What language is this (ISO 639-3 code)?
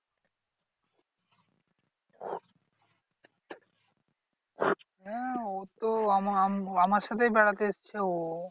ben